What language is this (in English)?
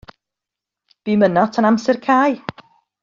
Welsh